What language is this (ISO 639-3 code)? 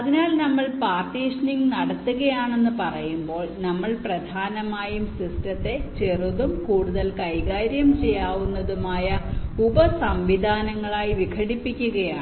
mal